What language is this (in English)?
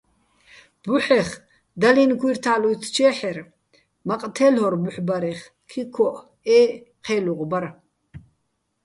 Bats